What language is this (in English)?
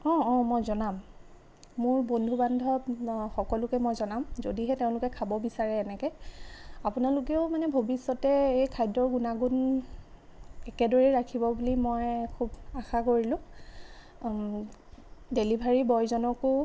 Assamese